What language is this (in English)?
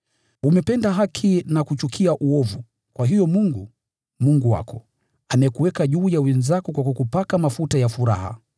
Swahili